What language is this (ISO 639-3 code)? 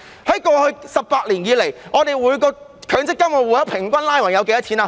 yue